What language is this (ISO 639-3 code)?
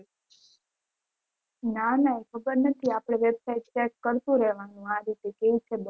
guj